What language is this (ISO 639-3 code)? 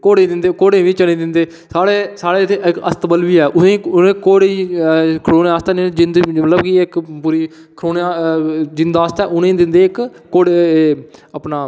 doi